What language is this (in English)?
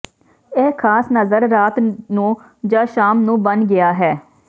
Punjabi